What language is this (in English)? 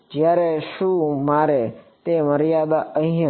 Gujarati